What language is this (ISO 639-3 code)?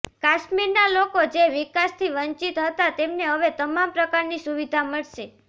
guj